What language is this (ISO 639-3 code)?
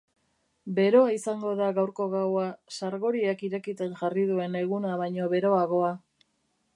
eus